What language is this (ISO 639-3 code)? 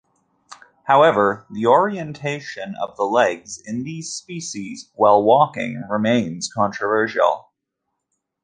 eng